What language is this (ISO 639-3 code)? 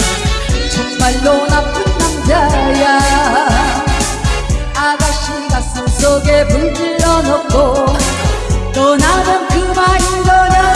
kor